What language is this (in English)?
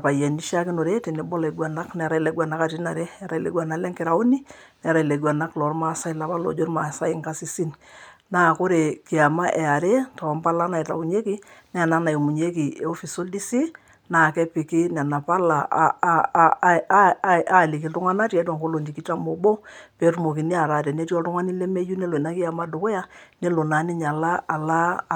Masai